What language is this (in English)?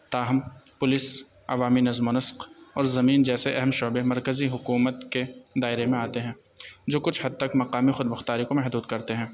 Urdu